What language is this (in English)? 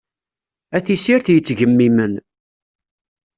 Kabyle